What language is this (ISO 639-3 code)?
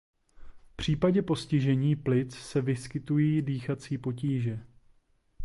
ces